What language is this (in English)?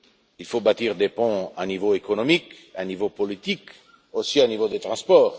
French